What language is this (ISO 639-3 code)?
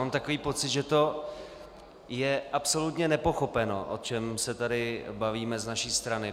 ces